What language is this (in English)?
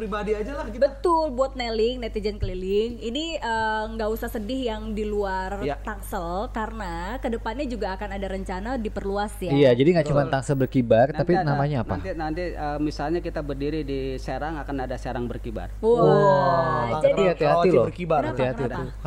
Indonesian